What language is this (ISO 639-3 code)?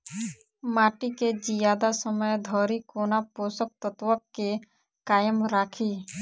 mai